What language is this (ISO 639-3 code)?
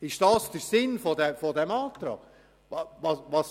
gsw